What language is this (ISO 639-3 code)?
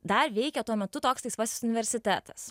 lit